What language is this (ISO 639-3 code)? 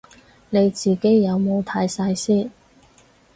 yue